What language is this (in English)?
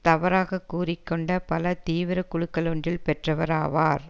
Tamil